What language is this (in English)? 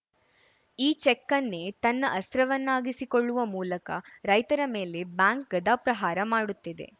Kannada